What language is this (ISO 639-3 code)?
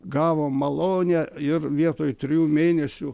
lit